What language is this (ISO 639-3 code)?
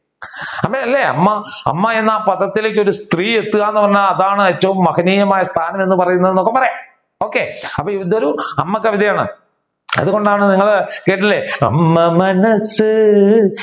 mal